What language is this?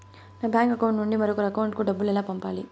Telugu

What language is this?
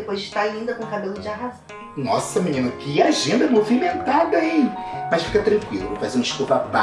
Portuguese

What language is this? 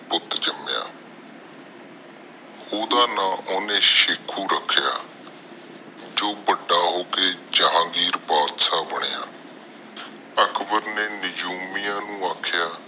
Punjabi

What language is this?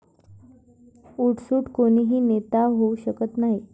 Marathi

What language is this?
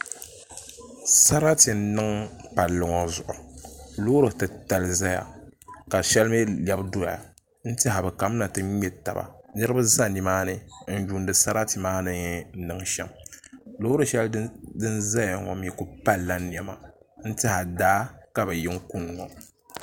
Dagbani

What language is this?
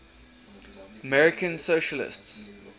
English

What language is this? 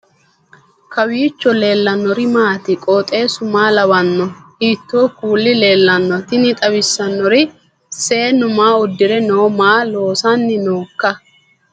Sidamo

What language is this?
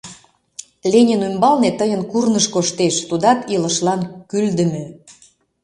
Mari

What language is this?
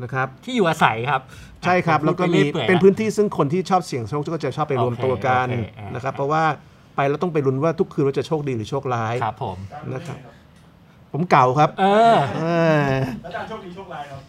Thai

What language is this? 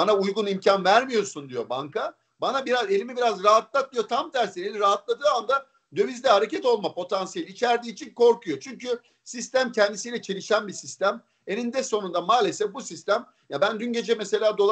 Turkish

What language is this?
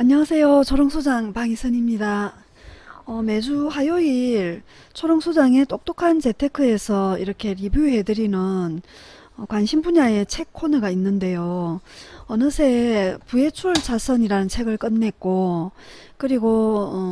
Korean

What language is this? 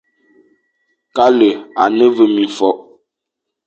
Fang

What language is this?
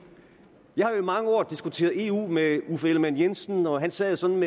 Danish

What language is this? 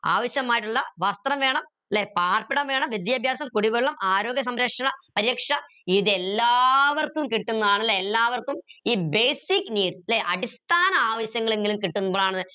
Malayalam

